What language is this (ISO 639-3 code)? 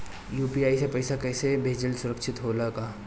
bho